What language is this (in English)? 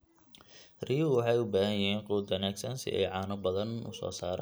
Somali